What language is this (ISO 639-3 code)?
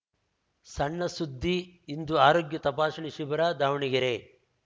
kan